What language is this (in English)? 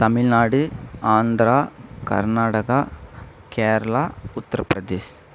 Tamil